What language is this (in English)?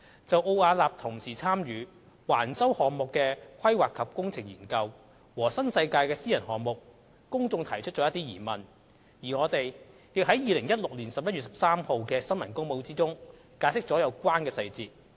Cantonese